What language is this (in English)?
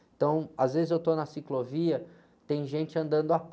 Portuguese